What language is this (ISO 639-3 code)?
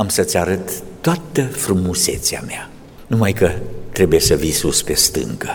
ron